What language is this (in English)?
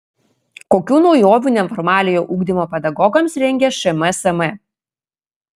Lithuanian